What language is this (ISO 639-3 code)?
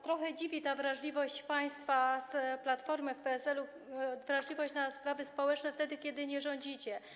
pol